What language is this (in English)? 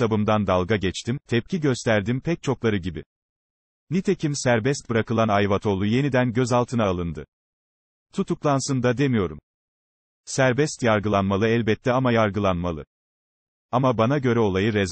Turkish